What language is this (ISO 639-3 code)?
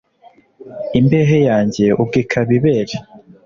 kin